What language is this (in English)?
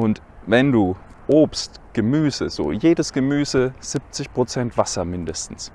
German